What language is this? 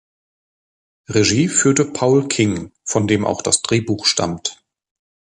German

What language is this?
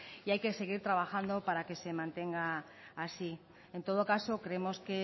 Spanish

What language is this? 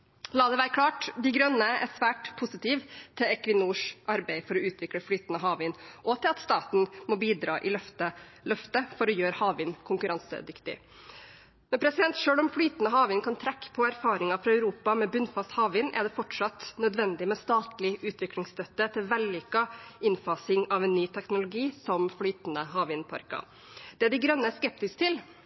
Norwegian Bokmål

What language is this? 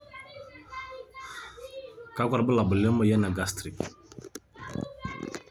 Masai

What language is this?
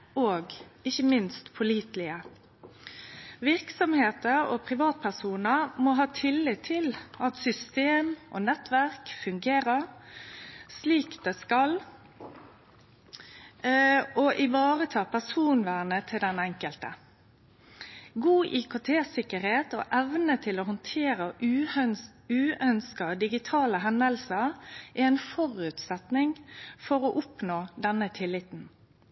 Norwegian Nynorsk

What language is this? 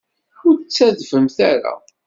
Kabyle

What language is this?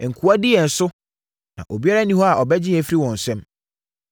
Akan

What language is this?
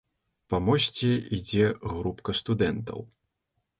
Belarusian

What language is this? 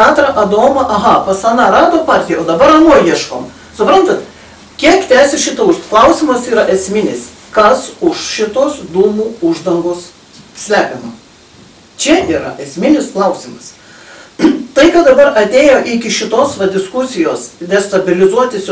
Lithuanian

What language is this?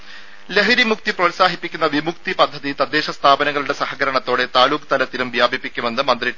Malayalam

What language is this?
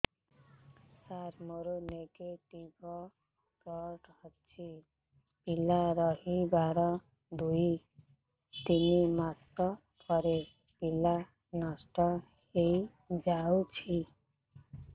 Odia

